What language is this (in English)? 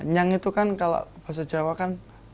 Indonesian